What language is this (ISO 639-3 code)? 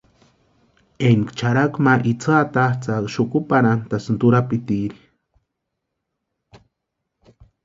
pua